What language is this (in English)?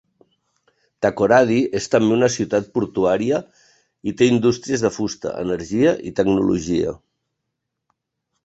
Catalan